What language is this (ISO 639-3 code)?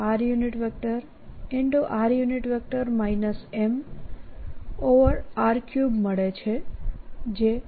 guj